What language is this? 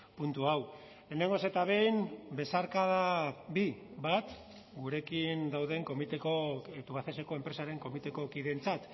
Basque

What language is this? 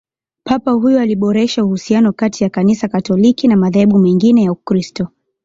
Swahili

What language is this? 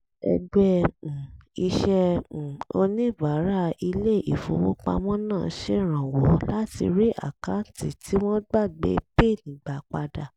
Yoruba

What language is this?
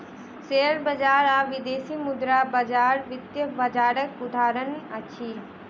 Maithili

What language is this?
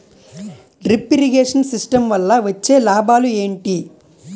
Telugu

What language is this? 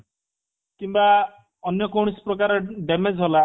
Odia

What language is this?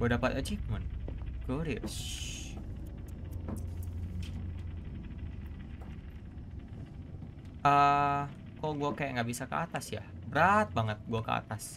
Indonesian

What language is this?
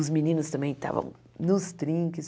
Portuguese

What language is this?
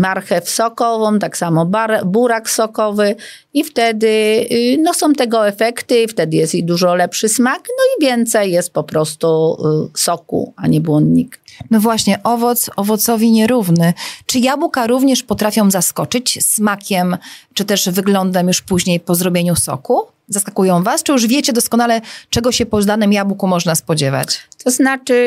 Polish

